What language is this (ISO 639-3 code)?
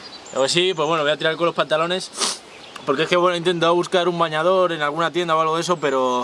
spa